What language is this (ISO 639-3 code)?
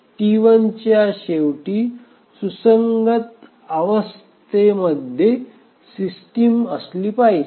mar